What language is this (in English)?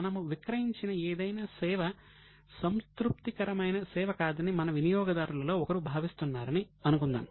Telugu